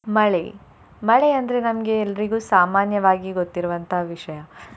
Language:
Kannada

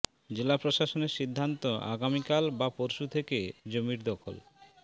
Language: Bangla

